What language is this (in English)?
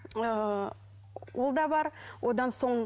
Kazakh